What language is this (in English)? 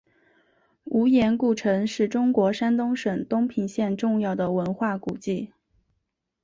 Chinese